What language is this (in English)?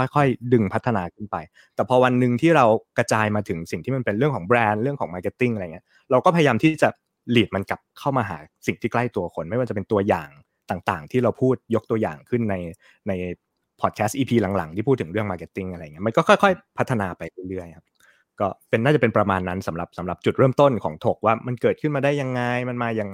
Thai